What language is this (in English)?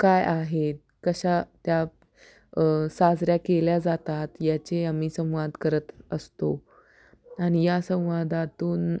Marathi